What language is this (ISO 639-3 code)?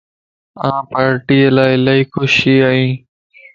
lss